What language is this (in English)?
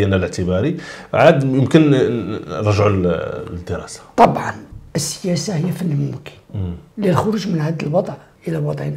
Arabic